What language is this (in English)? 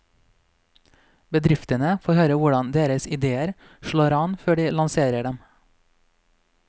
Norwegian